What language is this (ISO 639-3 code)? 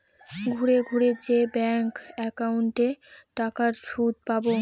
ben